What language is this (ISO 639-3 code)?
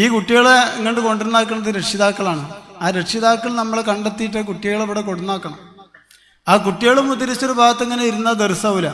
mal